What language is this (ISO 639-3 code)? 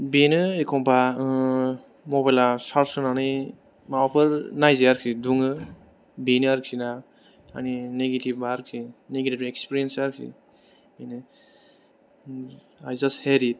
brx